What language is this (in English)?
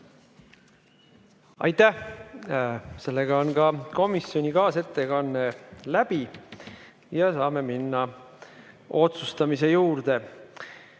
Estonian